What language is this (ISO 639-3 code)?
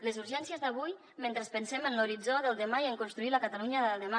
cat